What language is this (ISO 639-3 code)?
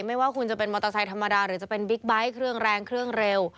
tha